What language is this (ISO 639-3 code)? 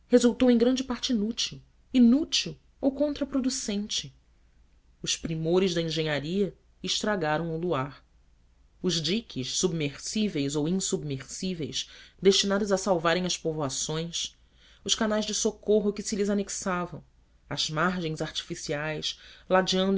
por